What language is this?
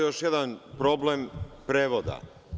Serbian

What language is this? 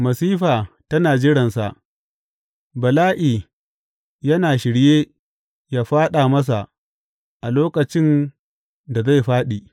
Hausa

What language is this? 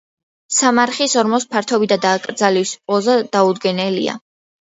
Georgian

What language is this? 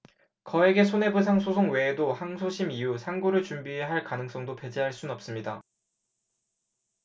Korean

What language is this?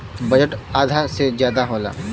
Bhojpuri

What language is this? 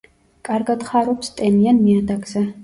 Georgian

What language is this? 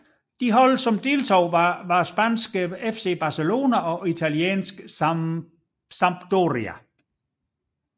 Danish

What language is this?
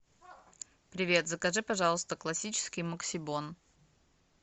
Russian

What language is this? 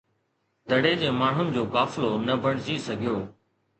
Sindhi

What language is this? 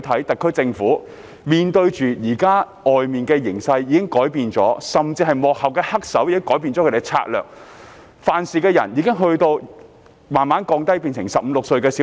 Cantonese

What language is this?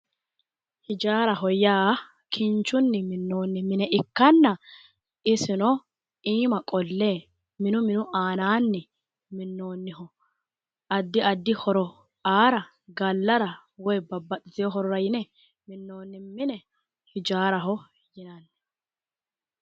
Sidamo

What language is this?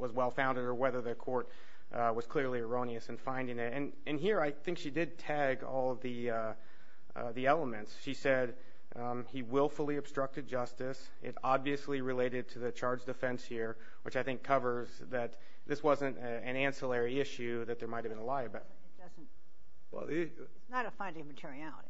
English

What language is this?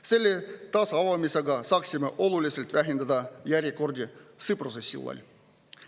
Estonian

